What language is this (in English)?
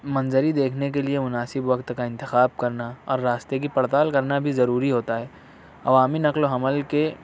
Urdu